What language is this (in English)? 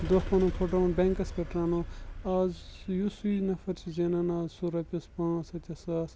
Kashmiri